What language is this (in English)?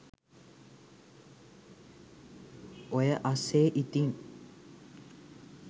Sinhala